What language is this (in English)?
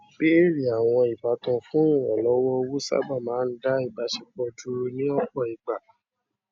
Yoruba